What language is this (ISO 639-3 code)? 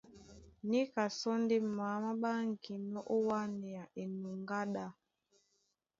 dua